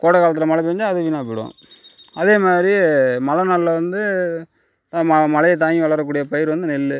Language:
Tamil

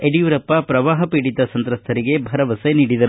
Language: Kannada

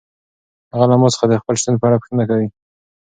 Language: Pashto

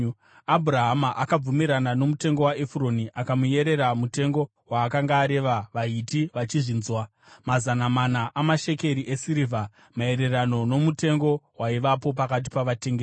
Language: Shona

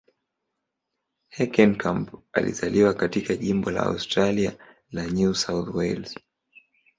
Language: Swahili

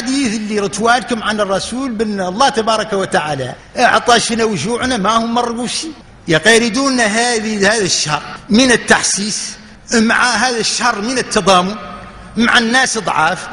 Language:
Arabic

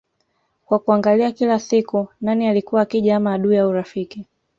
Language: Swahili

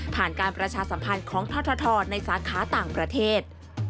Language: Thai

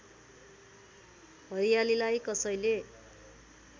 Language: Nepali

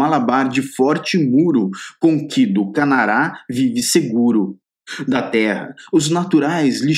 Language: Portuguese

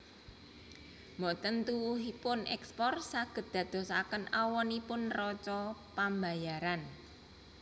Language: Javanese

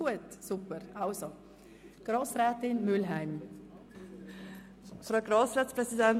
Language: Swiss German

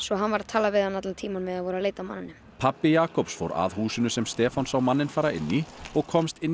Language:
Icelandic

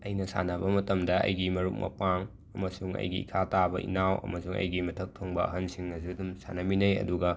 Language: Manipuri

